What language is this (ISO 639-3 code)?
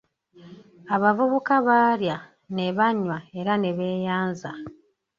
lug